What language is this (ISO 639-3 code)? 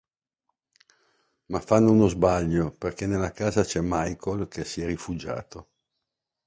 ita